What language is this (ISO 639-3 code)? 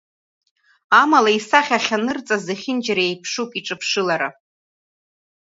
abk